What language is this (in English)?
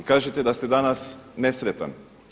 Croatian